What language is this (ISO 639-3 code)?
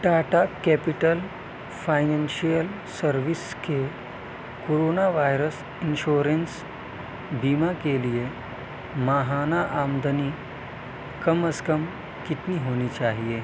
urd